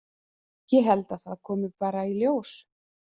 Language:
Icelandic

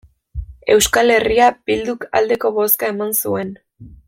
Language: Basque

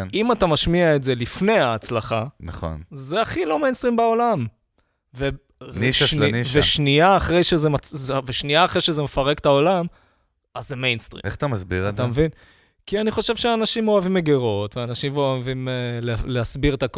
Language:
Hebrew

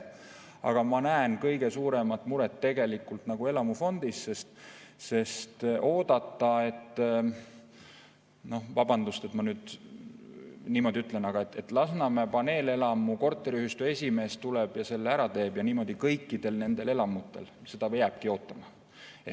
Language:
Estonian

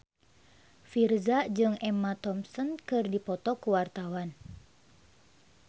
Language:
Sundanese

